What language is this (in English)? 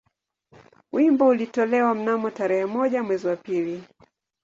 Swahili